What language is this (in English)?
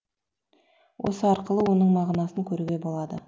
Kazakh